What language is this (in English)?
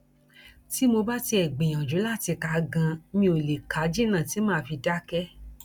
Yoruba